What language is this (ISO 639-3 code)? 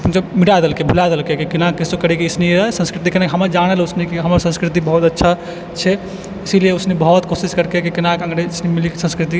mai